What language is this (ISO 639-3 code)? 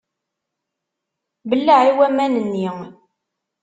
kab